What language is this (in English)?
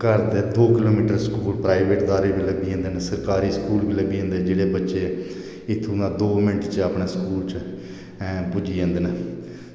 Dogri